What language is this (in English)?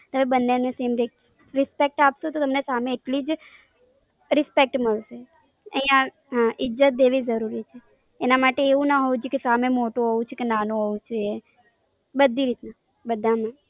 Gujarati